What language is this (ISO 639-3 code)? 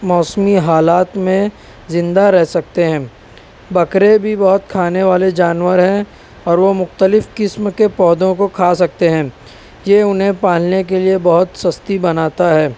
urd